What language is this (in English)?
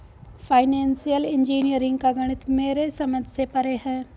Hindi